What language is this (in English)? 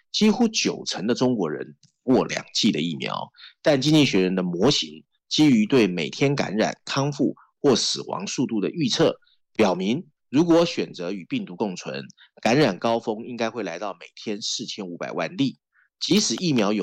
Chinese